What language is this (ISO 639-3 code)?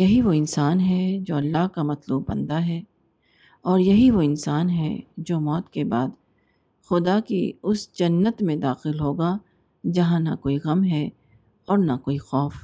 urd